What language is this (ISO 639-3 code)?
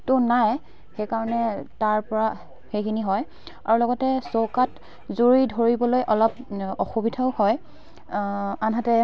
asm